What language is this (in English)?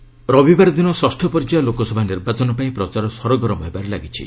Odia